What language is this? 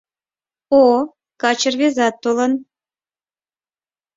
Mari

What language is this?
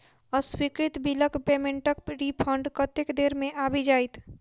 Maithili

